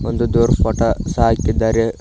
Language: Kannada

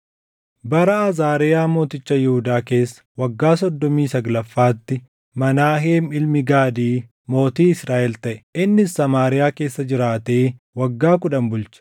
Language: Oromo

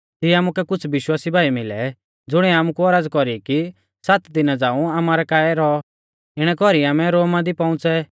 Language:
Mahasu Pahari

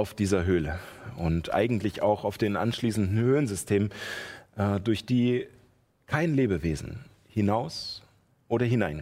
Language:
German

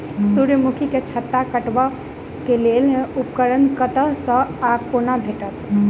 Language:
Maithili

